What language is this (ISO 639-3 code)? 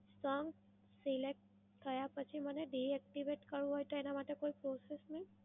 guj